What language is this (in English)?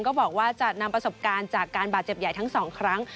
Thai